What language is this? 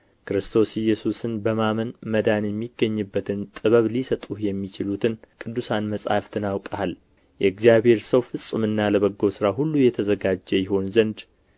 Amharic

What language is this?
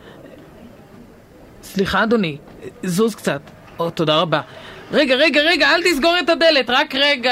Hebrew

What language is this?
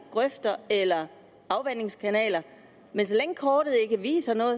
Danish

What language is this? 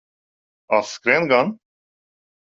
Latvian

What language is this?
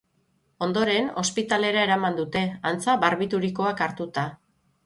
Basque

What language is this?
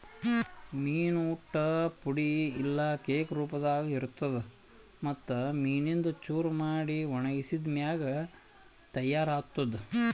Kannada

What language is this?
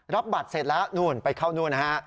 Thai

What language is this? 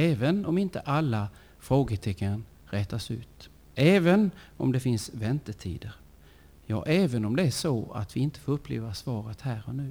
Swedish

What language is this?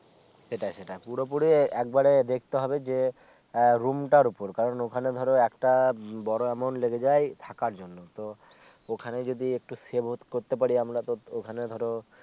Bangla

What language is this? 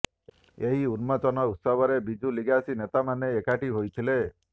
Odia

